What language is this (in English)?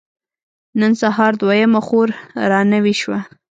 Pashto